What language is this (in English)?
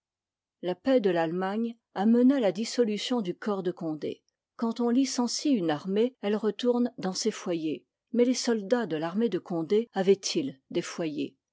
French